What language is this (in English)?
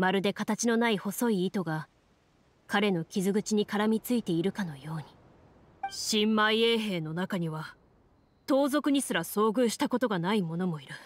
Japanese